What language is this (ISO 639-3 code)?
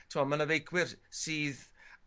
cym